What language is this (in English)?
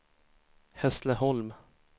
Swedish